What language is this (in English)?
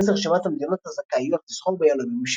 Hebrew